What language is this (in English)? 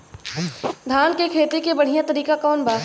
Bhojpuri